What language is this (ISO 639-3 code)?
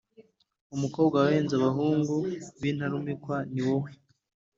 kin